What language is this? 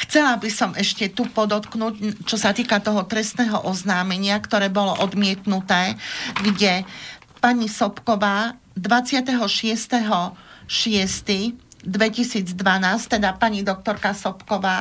Slovak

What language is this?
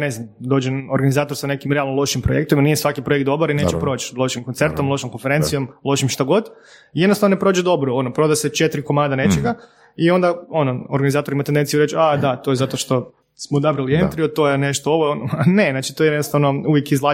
Croatian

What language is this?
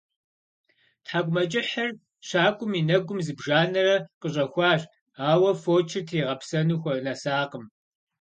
Kabardian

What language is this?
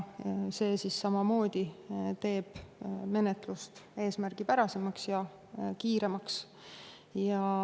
Estonian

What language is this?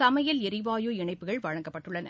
Tamil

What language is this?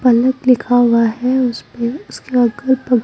Hindi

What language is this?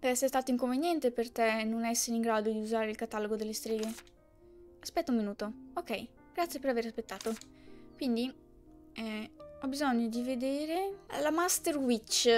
Italian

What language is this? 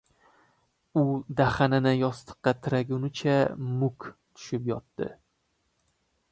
Uzbek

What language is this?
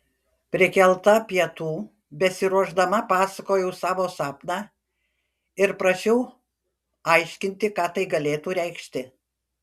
Lithuanian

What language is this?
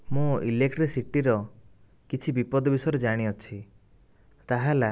Odia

